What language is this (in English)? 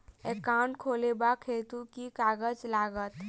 Maithili